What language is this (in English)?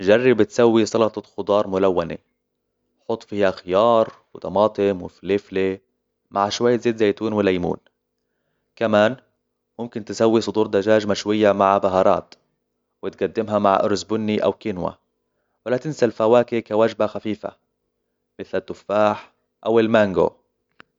Hijazi Arabic